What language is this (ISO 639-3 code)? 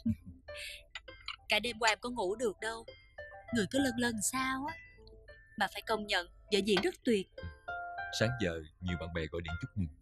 vie